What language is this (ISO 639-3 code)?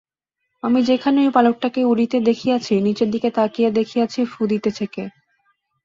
ben